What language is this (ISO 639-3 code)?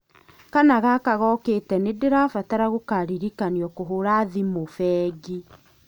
kik